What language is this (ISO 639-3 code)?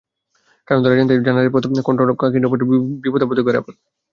ben